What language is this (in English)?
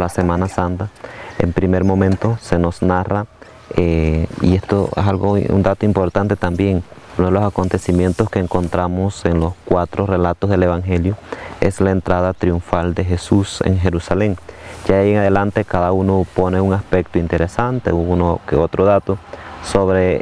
Spanish